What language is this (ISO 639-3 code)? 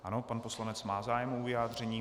ces